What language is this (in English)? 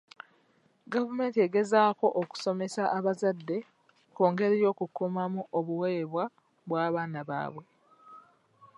Ganda